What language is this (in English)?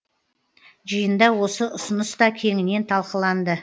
Kazakh